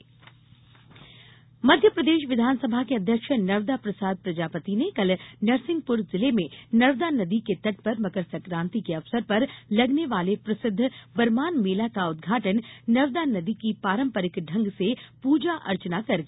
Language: Hindi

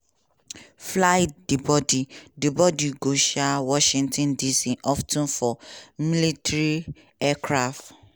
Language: Nigerian Pidgin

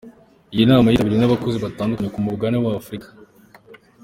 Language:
Kinyarwanda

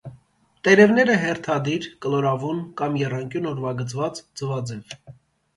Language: Armenian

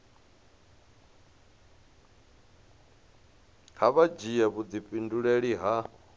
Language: Venda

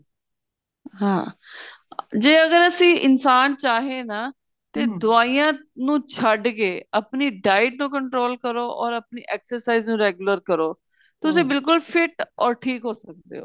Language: Punjabi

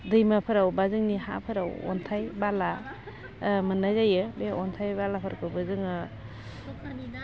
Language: Bodo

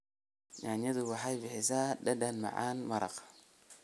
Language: Somali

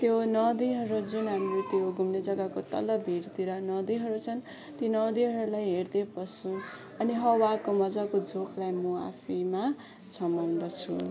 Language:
Nepali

